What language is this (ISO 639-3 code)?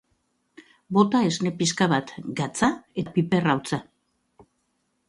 eus